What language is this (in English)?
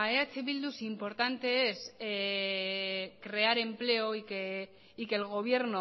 Spanish